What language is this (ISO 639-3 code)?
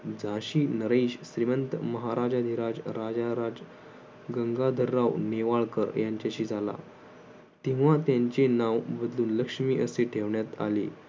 mar